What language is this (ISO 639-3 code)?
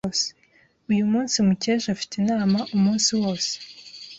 kin